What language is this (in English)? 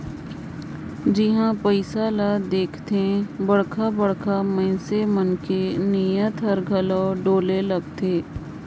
Chhattisgarhi